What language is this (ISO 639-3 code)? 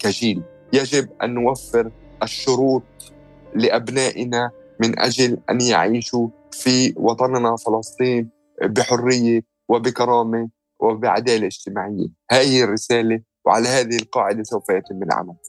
ara